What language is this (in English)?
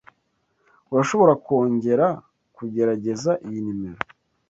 Kinyarwanda